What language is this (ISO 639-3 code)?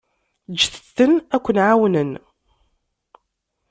kab